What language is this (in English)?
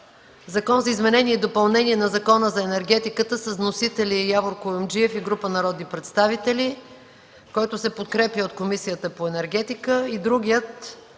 Bulgarian